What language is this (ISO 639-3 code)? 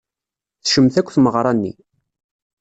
kab